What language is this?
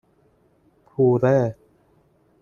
Persian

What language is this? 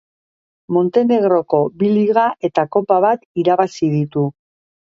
Basque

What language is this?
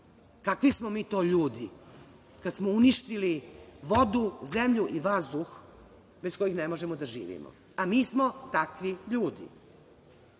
Serbian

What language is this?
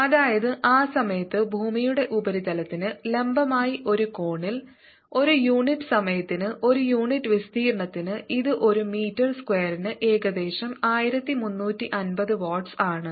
Malayalam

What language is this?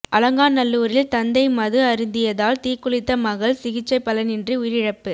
Tamil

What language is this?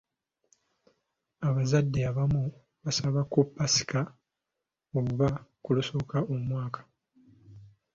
Ganda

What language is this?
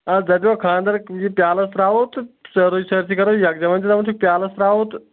Kashmiri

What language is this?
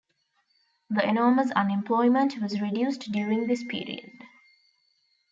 English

